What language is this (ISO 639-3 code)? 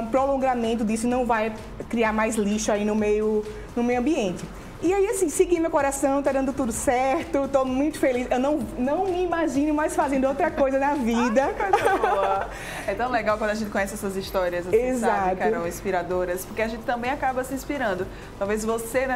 por